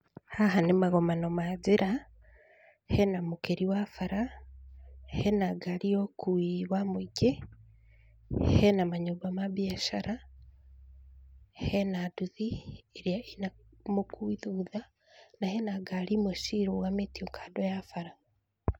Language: Kikuyu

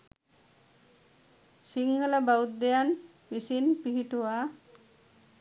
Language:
Sinhala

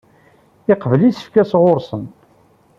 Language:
Kabyle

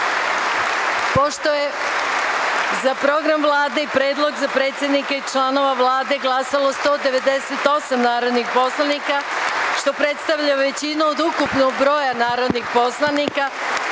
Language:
Serbian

